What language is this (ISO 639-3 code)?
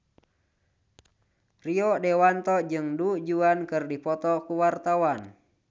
sun